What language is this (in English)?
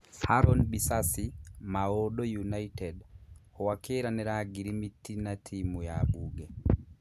Kikuyu